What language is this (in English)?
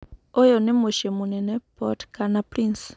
Kikuyu